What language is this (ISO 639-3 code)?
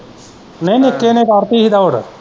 pan